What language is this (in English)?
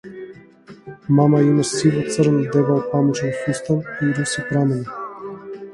Macedonian